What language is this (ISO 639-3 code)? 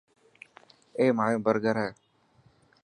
mki